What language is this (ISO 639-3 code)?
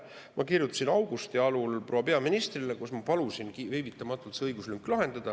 est